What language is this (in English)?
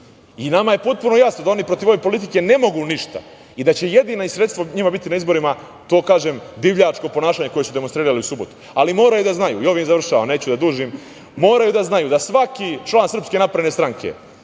Serbian